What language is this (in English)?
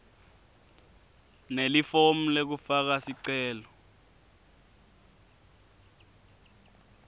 Swati